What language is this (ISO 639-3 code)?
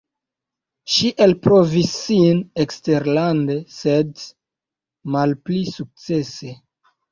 epo